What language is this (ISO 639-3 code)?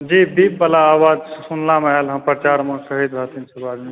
mai